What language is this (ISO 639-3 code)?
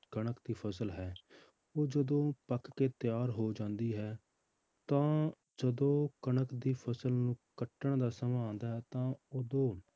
pan